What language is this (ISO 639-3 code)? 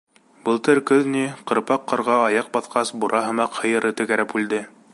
bak